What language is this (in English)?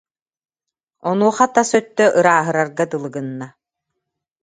Yakut